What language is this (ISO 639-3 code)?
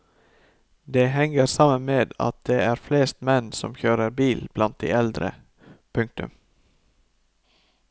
nor